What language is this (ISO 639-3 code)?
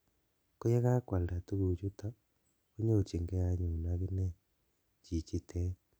kln